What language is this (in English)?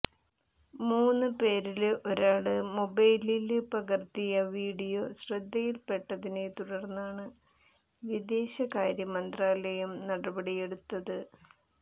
Malayalam